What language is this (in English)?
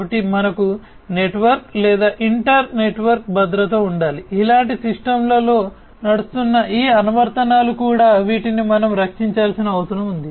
Telugu